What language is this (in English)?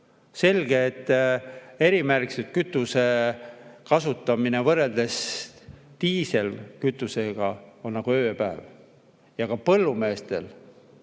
Estonian